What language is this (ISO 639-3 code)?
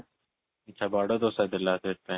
ori